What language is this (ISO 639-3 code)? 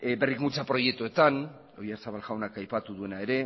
eus